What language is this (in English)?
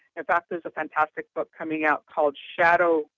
English